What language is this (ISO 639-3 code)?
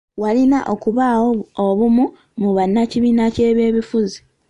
lug